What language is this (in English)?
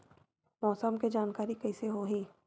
Chhattisgarhi